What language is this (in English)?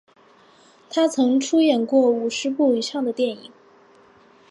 Chinese